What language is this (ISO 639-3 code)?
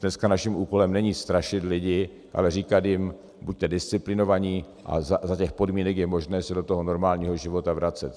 ces